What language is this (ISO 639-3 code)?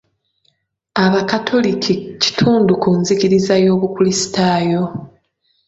lug